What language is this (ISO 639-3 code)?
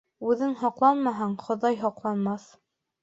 bak